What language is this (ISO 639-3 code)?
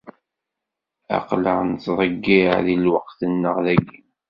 kab